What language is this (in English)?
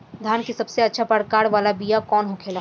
Bhojpuri